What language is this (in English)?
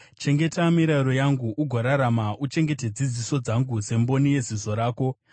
Shona